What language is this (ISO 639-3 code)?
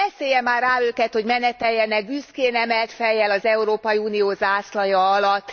hun